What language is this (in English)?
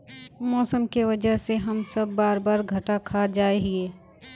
Magahi